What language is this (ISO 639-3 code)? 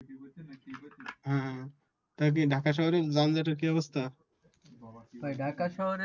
ben